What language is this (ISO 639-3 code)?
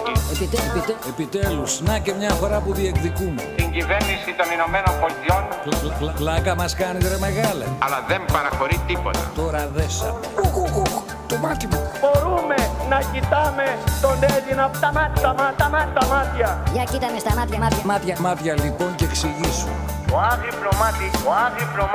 ell